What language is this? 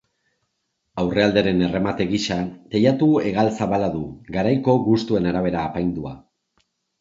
Basque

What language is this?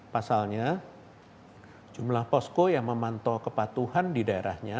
Indonesian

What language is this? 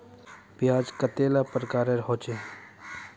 Magahi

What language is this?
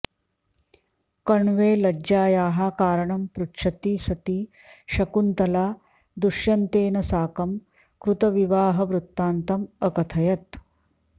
Sanskrit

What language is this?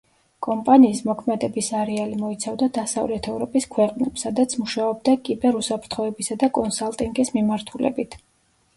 Georgian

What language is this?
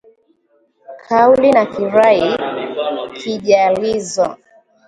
Swahili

